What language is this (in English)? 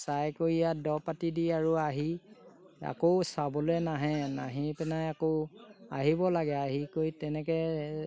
Assamese